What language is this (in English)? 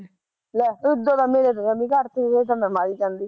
Punjabi